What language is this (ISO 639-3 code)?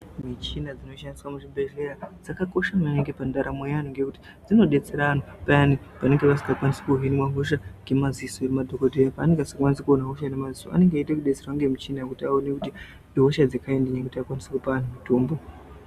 ndc